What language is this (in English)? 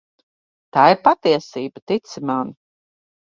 Latvian